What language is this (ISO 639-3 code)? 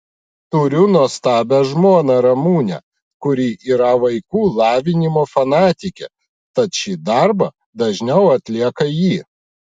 lit